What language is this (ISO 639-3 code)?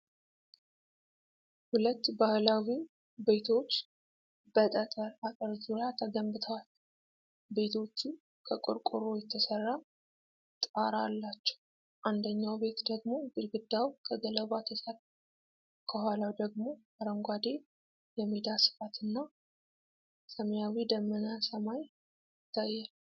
amh